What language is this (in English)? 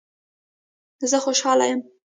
Pashto